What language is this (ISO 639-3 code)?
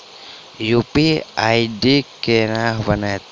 mai